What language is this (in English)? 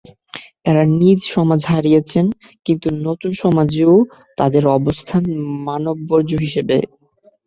Bangla